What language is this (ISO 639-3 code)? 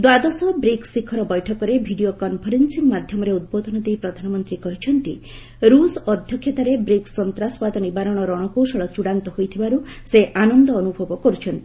ori